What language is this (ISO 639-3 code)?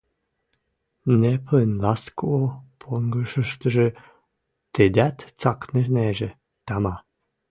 mrj